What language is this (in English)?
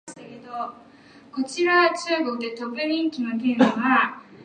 Japanese